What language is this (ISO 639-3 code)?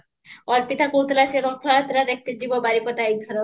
ori